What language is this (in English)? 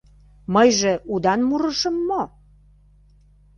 Mari